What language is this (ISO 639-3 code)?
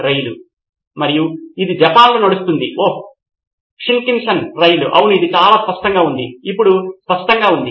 tel